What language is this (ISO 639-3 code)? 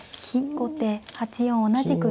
jpn